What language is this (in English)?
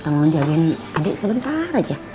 Indonesian